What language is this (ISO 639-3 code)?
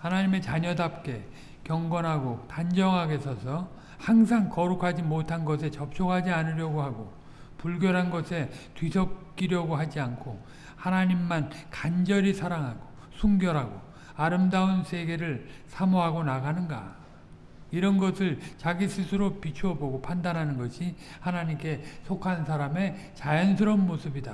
kor